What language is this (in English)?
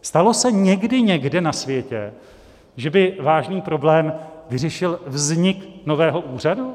Czech